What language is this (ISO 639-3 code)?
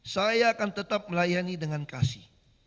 ind